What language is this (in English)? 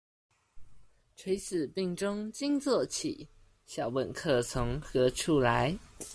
Chinese